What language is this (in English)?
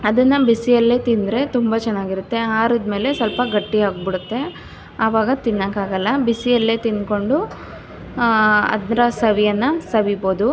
Kannada